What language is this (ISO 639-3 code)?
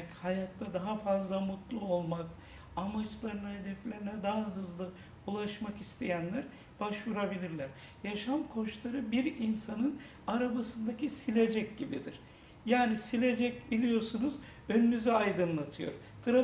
tur